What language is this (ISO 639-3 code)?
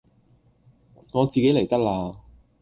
yue